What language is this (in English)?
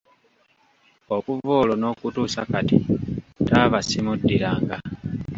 Ganda